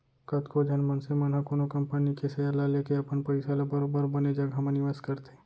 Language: Chhattisgarhi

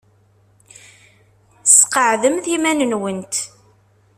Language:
Kabyle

